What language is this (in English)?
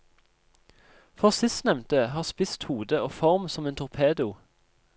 Norwegian